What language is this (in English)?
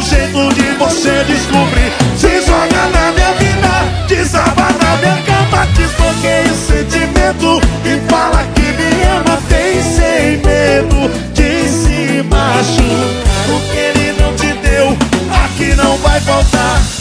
Portuguese